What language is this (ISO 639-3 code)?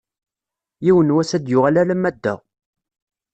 kab